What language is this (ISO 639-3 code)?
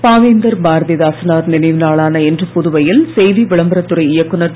tam